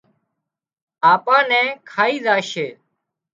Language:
Wadiyara Koli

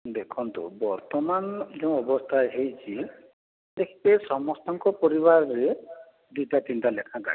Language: Odia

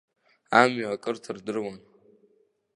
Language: Abkhazian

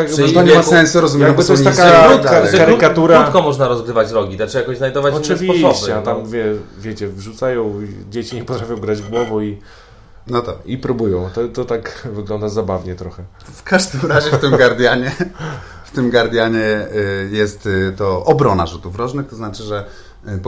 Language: Polish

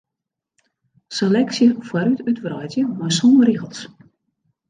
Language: Western Frisian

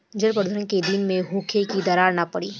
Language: Bhojpuri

